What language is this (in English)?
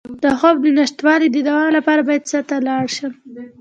Pashto